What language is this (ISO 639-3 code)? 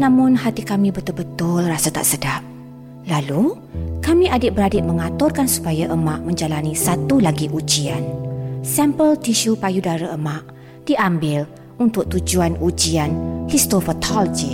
msa